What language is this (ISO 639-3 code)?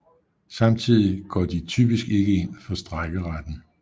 dan